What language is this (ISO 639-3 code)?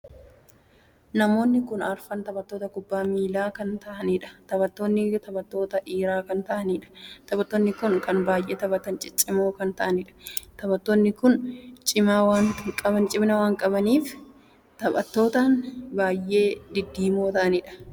orm